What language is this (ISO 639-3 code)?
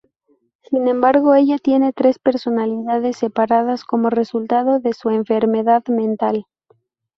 spa